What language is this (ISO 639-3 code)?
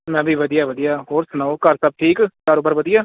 pan